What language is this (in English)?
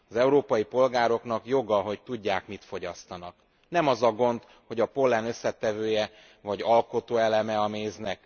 Hungarian